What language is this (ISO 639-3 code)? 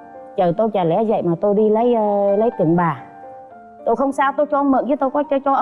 vie